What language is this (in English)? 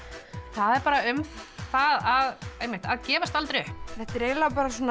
Icelandic